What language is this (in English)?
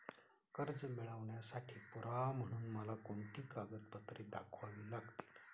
Marathi